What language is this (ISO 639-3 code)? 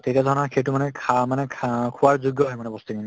asm